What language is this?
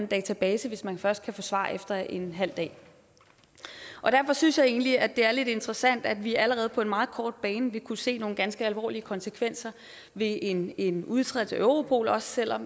Danish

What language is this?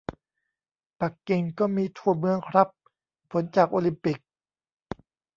Thai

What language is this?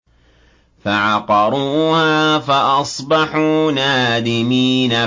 Arabic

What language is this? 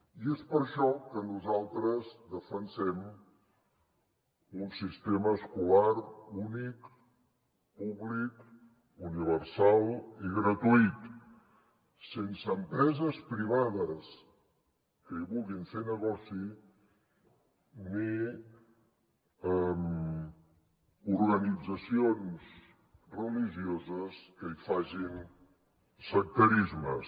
Catalan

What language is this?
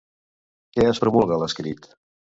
Catalan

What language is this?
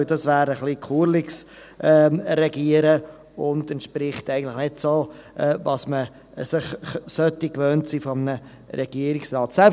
Swiss German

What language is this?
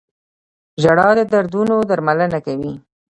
Pashto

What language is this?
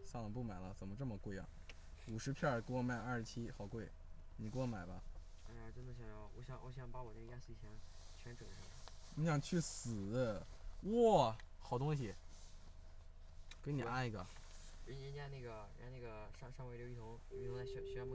Chinese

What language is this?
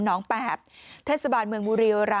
Thai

